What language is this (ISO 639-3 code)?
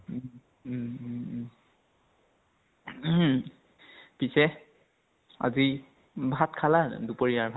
asm